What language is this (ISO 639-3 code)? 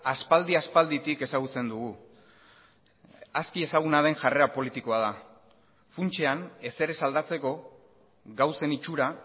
eus